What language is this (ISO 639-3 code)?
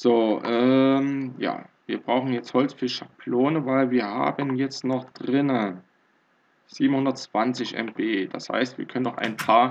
deu